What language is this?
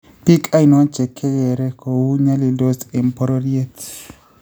Kalenjin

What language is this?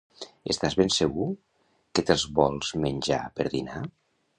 Catalan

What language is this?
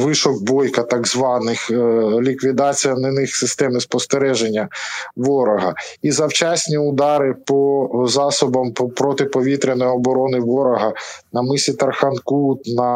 Ukrainian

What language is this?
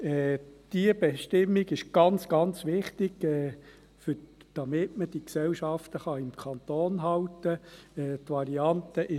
Swiss German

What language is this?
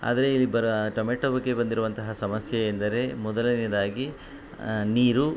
Kannada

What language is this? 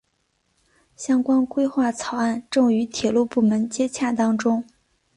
Chinese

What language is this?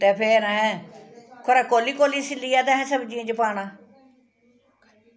Dogri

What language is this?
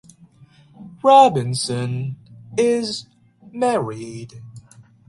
English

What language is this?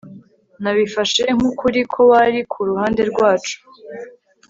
Kinyarwanda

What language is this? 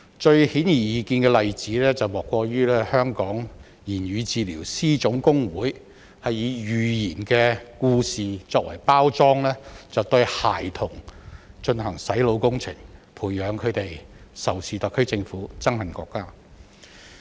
Cantonese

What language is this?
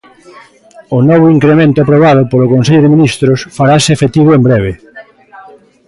Galician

